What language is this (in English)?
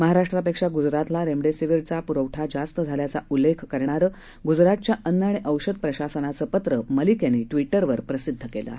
Marathi